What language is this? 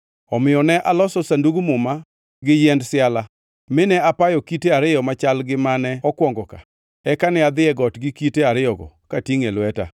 Luo (Kenya and Tanzania)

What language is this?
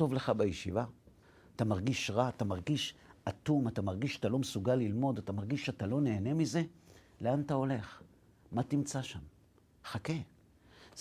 Hebrew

